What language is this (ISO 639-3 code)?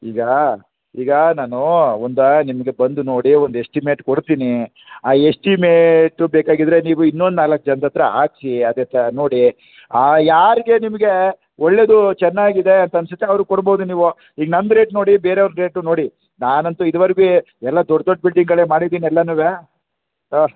kan